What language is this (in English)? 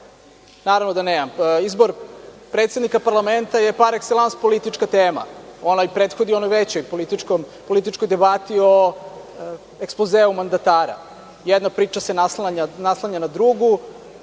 Serbian